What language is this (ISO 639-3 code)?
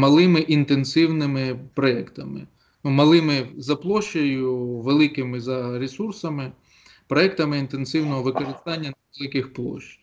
ukr